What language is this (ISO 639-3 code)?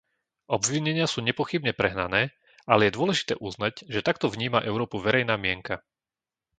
slk